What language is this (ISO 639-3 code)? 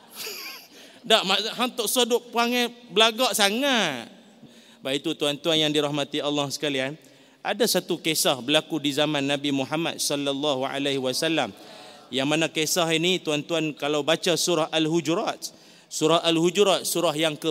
msa